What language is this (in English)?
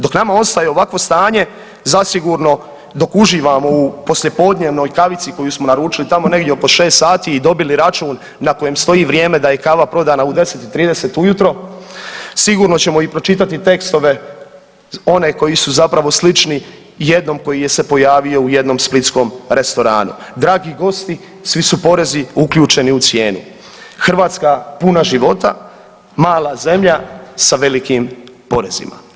Croatian